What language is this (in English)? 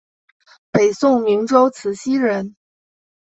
Chinese